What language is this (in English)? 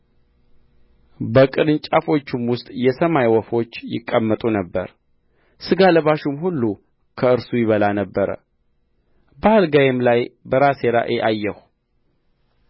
Amharic